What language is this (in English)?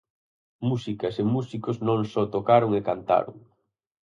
Galician